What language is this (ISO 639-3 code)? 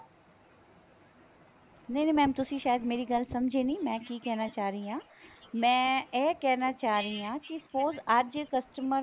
pan